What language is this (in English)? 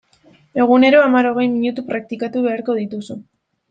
Basque